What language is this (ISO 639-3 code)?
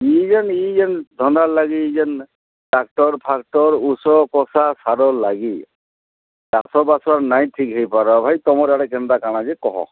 ori